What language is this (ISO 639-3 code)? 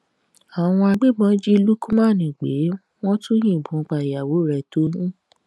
yor